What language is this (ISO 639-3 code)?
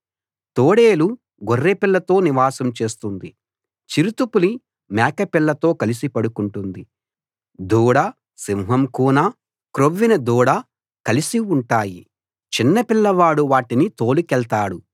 tel